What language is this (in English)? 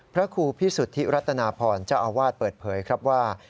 Thai